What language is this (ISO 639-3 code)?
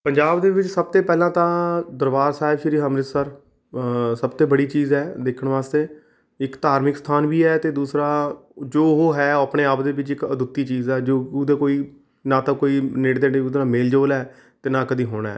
pan